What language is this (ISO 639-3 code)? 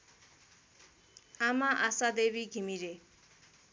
nep